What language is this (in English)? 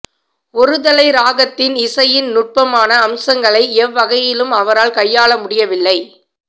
Tamil